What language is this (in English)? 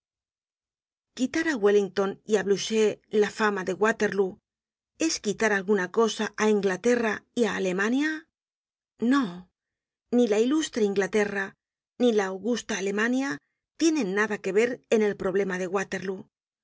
Spanish